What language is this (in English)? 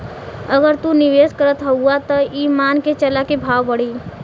Bhojpuri